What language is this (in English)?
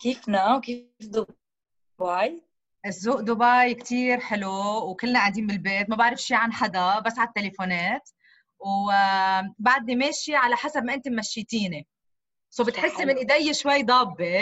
Arabic